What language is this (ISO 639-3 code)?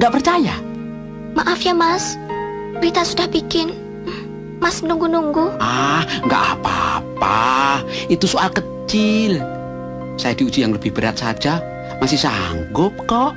ind